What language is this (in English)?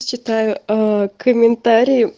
Russian